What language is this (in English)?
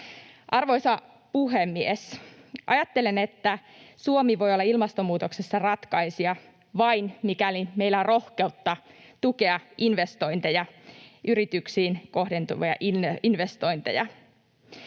Finnish